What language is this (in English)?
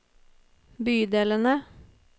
Norwegian